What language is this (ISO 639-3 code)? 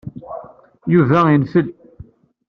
kab